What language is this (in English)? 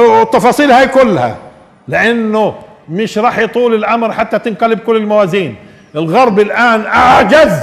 Arabic